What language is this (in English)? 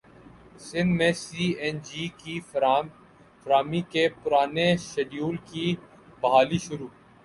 Urdu